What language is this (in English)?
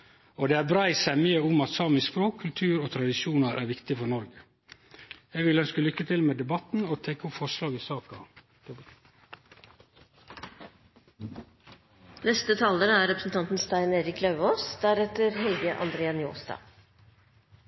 Norwegian Nynorsk